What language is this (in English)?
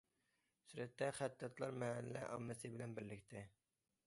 Uyghur